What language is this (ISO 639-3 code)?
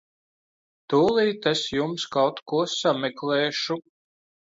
lav